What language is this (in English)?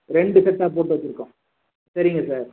Tamil